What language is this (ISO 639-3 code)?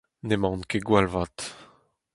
bre